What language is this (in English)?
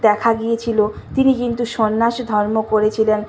Bangla